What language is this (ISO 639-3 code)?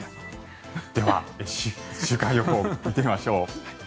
jpn